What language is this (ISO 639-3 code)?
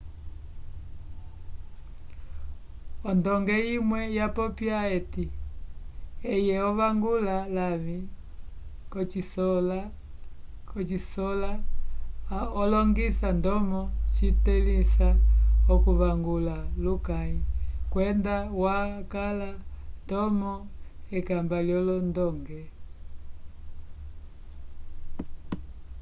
umb